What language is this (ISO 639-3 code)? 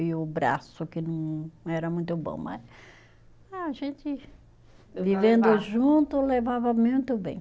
por